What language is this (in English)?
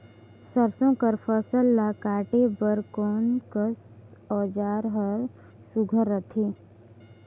Chhattisgarhi